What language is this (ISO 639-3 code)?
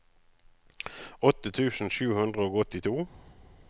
nor